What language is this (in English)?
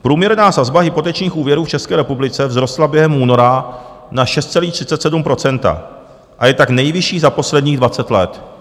Czech